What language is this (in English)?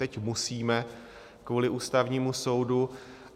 Czech